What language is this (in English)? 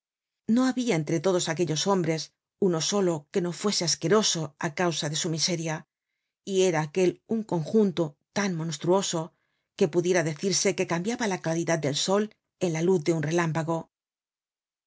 Spanish